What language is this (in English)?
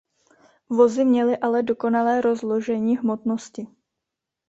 Czech